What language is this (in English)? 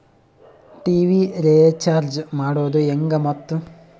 Kannada